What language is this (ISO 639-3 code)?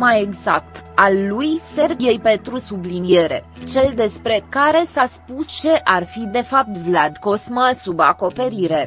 ron